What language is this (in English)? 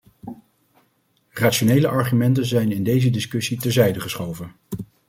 Dutch